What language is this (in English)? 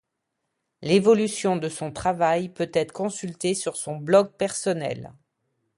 French